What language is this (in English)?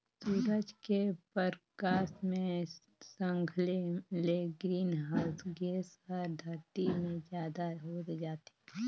Chhattisgarhi